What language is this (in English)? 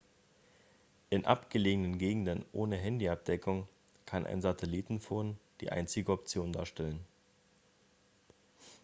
German